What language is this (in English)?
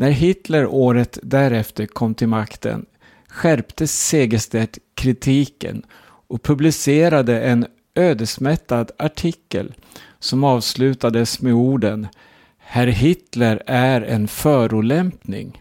Swedish